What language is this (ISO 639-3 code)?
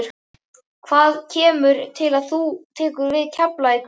isl